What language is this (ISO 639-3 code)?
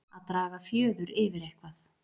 isl